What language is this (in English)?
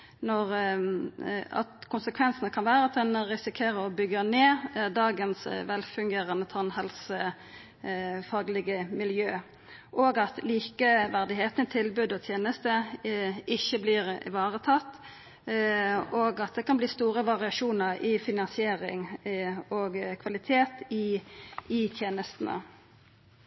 Norwegian Nynorsk